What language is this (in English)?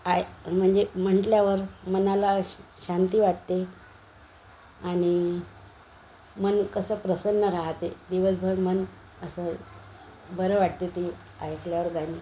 Marathi